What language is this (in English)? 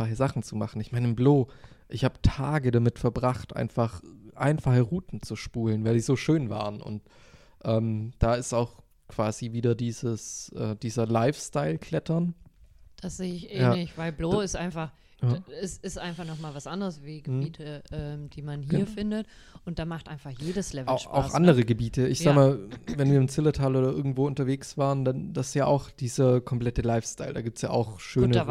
German